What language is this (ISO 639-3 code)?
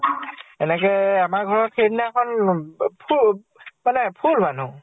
asm